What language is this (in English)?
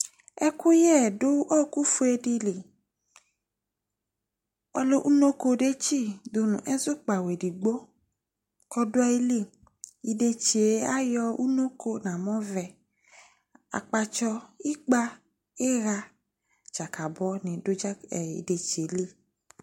Ikposo